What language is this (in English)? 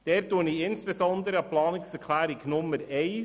Swiss German